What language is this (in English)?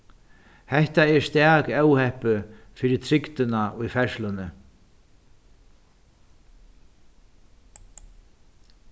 Faroese